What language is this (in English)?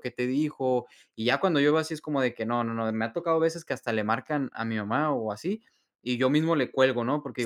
Spanish